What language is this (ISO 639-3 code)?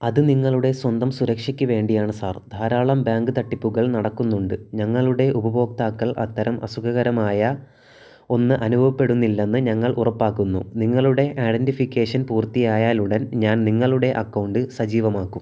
mal